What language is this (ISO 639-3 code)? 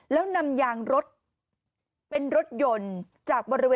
tha